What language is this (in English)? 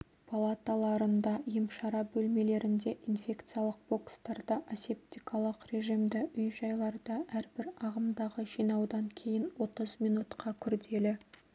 Kazakh